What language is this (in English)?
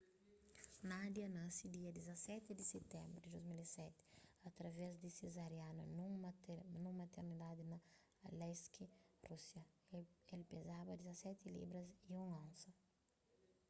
Kabuverdianu